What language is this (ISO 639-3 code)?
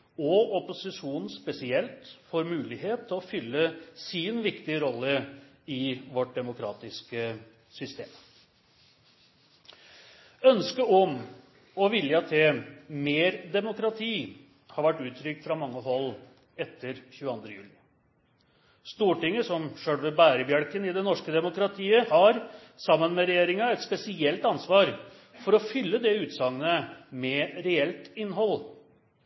nno